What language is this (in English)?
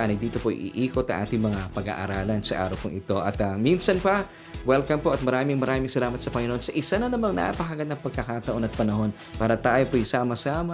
Filipino